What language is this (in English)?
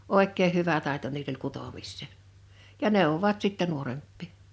Finnish